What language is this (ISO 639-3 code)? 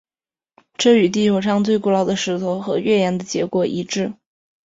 zho